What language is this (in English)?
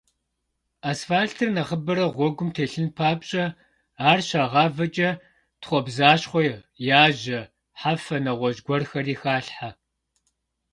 Kabardian